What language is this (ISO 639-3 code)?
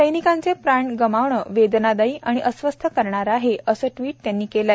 mar